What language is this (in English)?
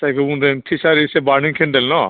Bodo